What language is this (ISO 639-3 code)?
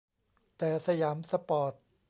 tha